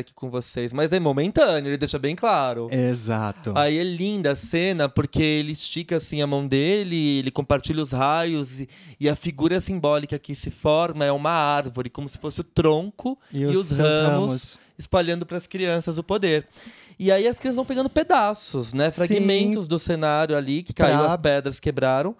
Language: Portuguese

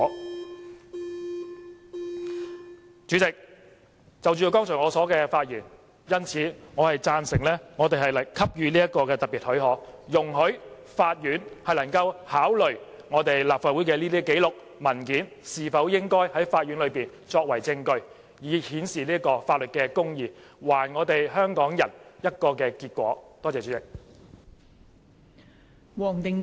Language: Cantonese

